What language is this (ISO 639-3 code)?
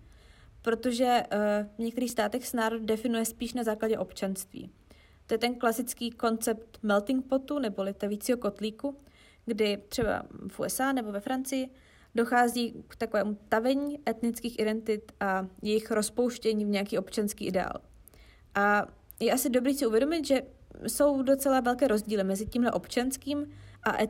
ces